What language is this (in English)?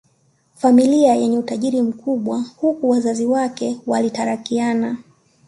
Swahili